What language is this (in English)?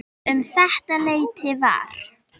Icelandic